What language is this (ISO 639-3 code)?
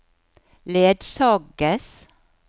nor